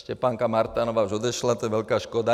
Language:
Czech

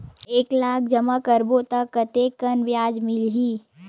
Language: Chhattisgarhi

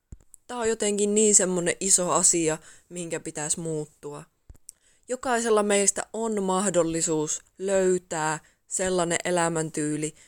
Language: Finnish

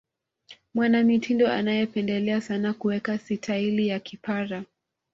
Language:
Swahili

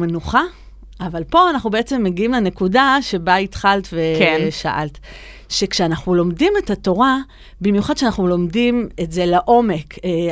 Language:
Hebrew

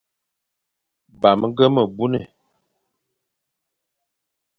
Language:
Fang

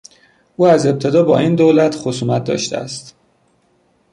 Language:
Persian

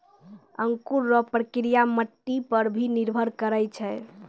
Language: Maithili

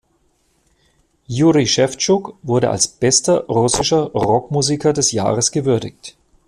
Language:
German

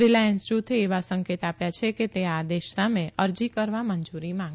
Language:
Gujarati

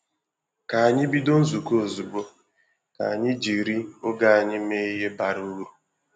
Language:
Igbo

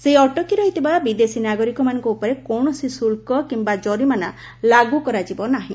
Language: Odia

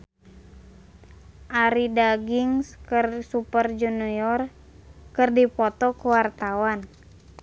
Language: Sundanese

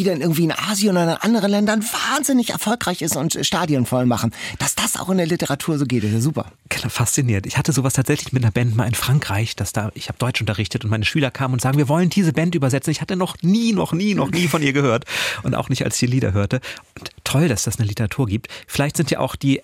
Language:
German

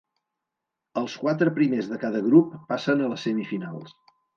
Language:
Catalan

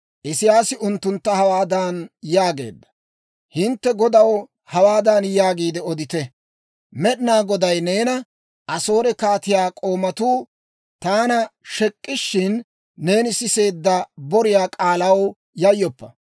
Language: Dawro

